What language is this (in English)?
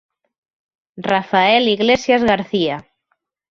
Galician